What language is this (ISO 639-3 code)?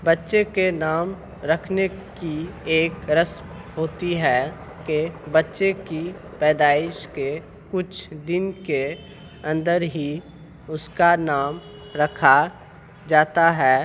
urd